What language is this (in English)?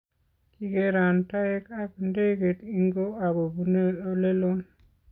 Kalenjin